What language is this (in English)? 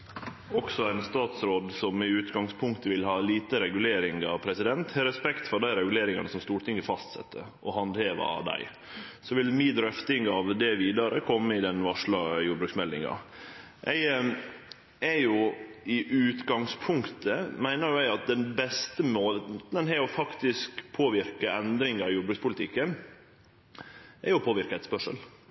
Norwegian Nynorsk